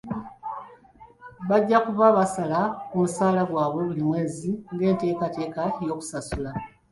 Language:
Ganda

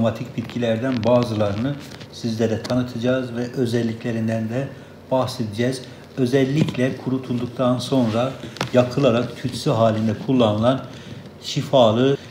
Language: Turkish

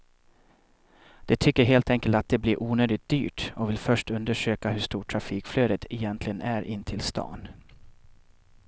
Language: Swedish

